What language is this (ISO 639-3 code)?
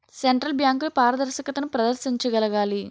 tel